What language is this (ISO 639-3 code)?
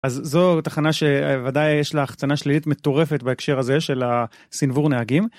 heb